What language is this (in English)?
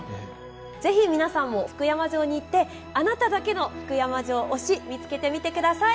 Japanese